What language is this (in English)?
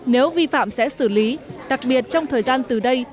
Vietnamese